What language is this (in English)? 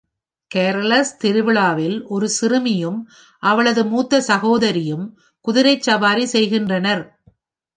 Tamil